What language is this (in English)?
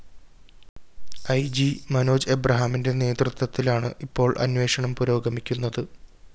Malayalam